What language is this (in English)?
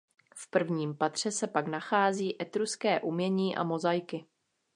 Czech